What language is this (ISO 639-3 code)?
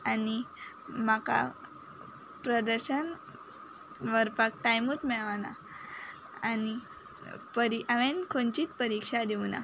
kok